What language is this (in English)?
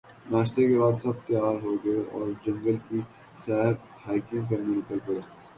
Urdu